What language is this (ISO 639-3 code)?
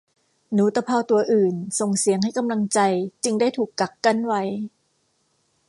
tha